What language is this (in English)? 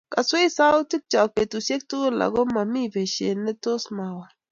Kalenjin